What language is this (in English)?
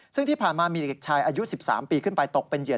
Thai